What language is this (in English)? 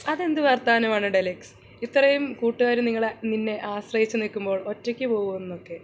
Malayalam